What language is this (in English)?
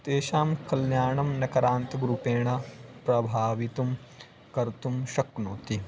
Sanskrit